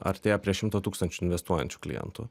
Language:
Lithuanian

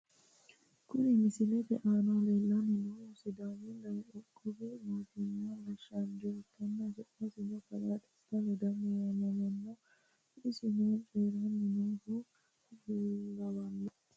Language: Sidamo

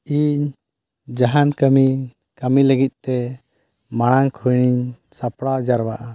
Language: Santali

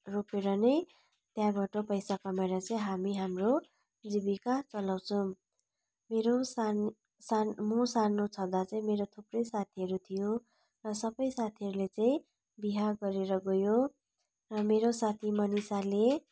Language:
Nepali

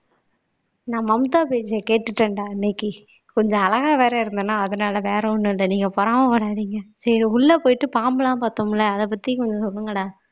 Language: Tamil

